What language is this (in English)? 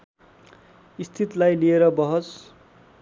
Nepali